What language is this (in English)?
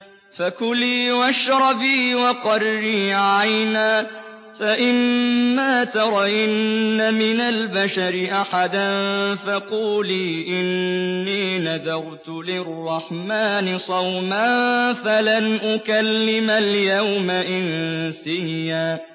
Arabic